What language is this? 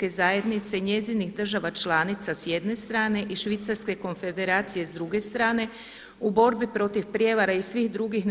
Croatian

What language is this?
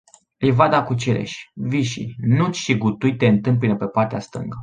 Romanian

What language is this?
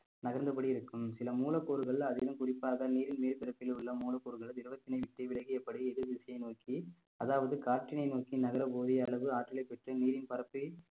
Tamil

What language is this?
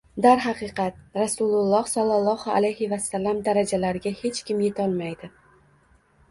Uzbek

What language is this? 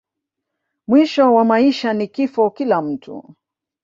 Swahili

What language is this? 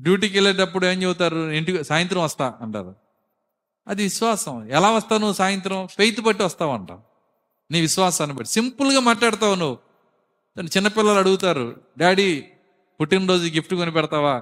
Telugu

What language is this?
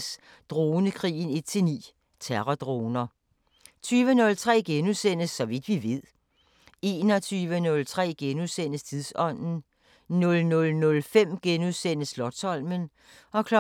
Danish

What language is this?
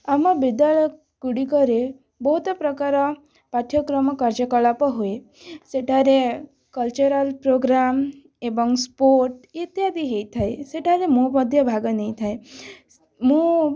Odia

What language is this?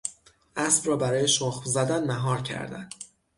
Persian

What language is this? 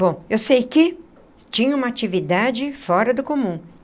Portuguese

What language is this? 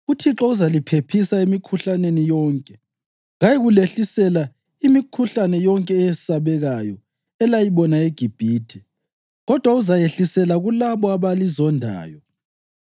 North Ndebele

